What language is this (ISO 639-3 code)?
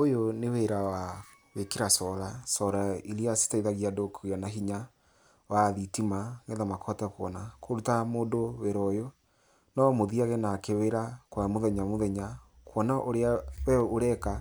kik